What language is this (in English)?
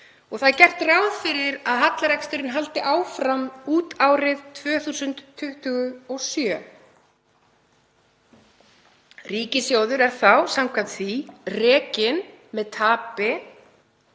Icelandic